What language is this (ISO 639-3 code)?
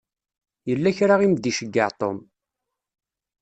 kab